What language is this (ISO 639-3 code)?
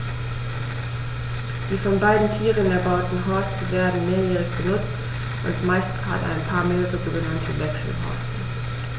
deu